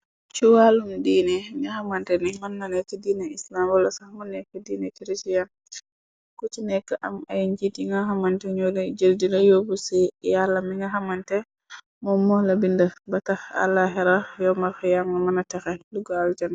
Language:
Wolof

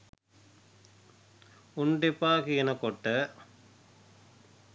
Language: Sinhala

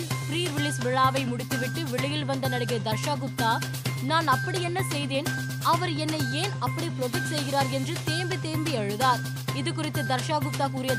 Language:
Tamil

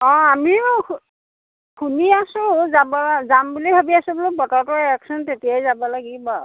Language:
Assamese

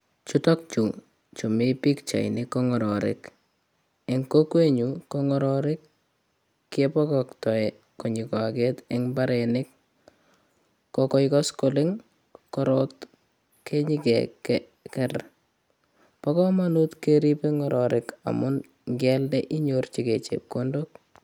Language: Kalenjin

